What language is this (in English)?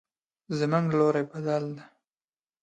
Pashto